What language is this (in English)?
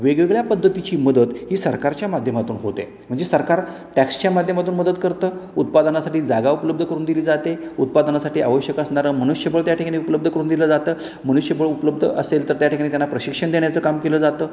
Marathi